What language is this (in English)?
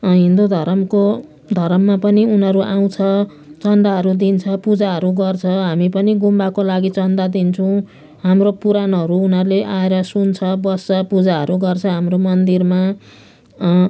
Nepali